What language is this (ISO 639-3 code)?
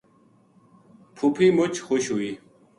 gju